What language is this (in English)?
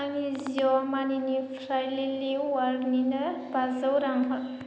Bodo